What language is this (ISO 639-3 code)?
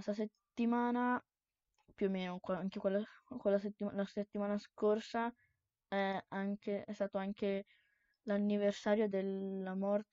ita